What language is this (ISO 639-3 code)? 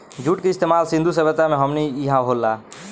bho